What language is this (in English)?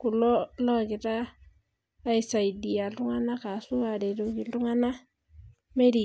Masai